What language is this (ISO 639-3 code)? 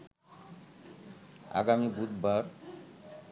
ben